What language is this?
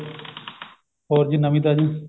Punjabi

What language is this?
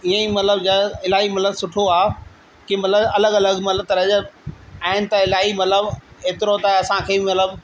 Sindhi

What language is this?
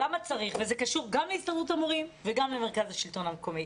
Hebrew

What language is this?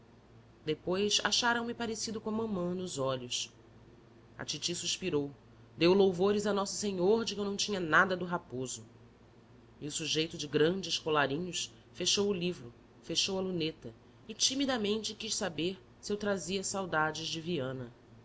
Portuguese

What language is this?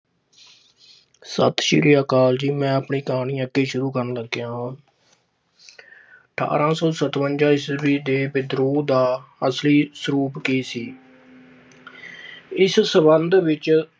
Punjabi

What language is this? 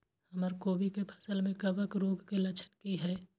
Maithili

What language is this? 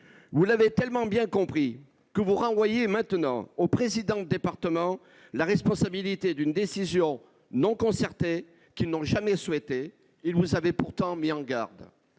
French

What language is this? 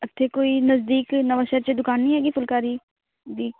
Punjabi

